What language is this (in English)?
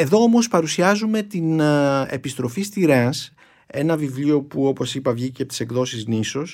Greek